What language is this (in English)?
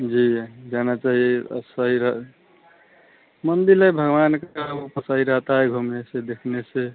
Hindi